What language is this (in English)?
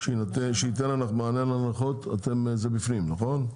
Hebrew